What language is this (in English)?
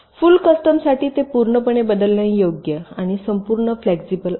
Marathi